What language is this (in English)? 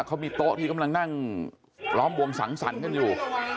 Thai